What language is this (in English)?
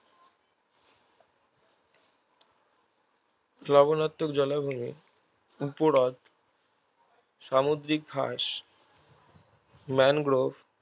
Bangla